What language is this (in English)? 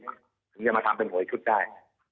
Thai